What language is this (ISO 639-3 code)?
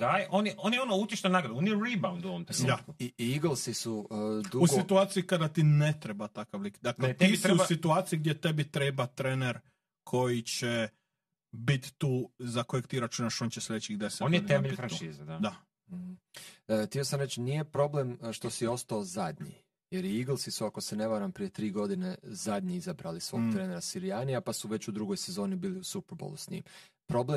hrv